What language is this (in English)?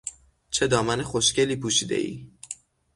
Persian